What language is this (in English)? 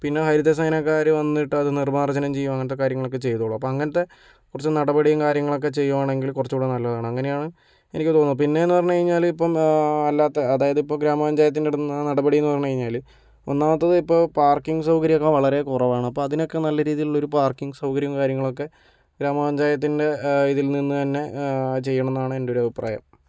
Malayalam